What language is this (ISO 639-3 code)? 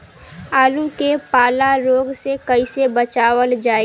bho